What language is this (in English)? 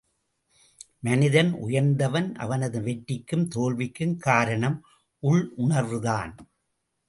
Tamil